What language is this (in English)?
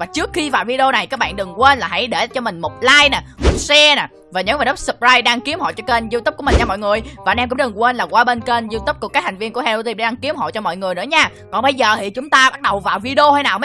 Vietnamese